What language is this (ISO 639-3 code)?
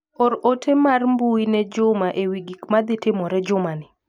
luo